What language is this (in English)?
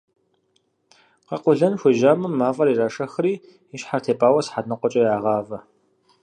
Kabardian